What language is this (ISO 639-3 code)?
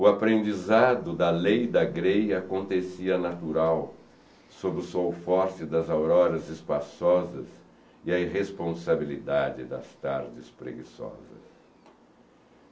por